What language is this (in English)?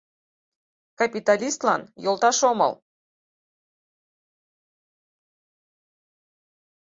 Mari